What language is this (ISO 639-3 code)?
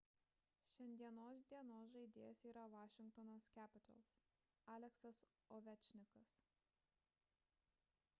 lit